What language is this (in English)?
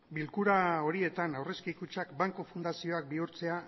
Basque